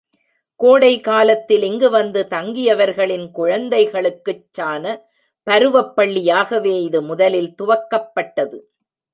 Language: Tamil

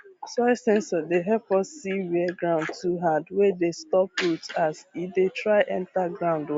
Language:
Nigerian Pidgin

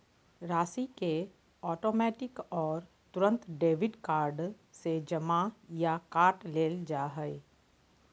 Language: Magahi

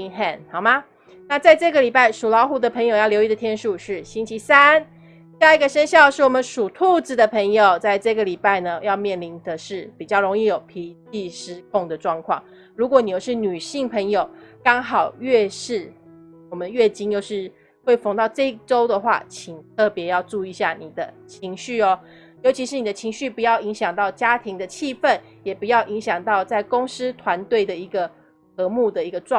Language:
Chinese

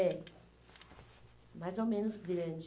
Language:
Portuguese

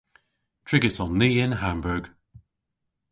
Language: Cornish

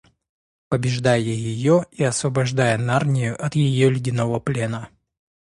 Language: Russian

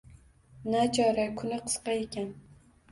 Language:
Uzbek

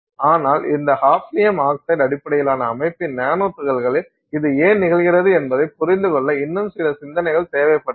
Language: Tamil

